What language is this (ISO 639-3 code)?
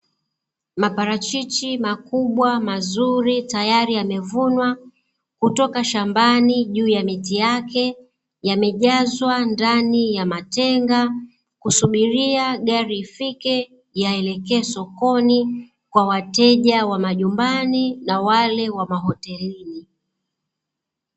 swa